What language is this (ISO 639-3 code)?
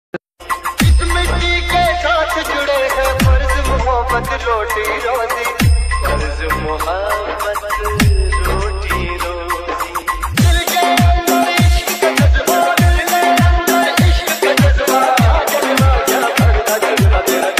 ron